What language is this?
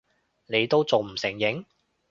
Cantonese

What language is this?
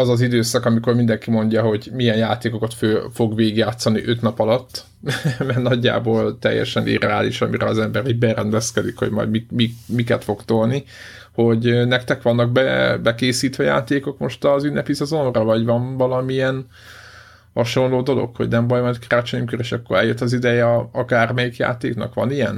Hungarian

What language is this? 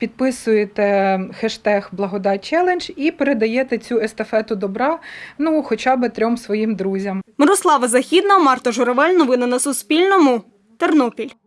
Ukrainian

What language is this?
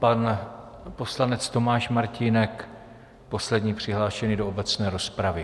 Czech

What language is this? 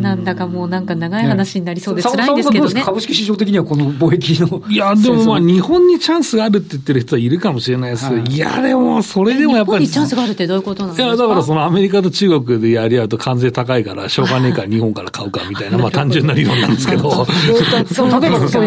Japanese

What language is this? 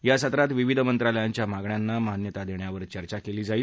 Marathi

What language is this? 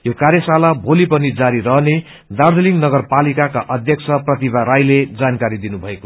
Nepali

